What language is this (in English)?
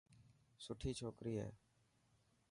Dhatki